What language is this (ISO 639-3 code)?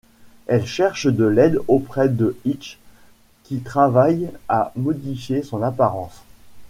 fra